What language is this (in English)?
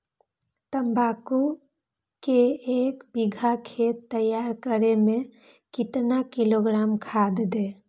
Magahi